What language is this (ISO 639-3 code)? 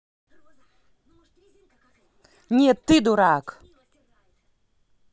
rus